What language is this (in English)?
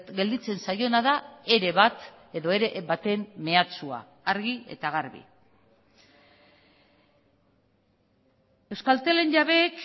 Basque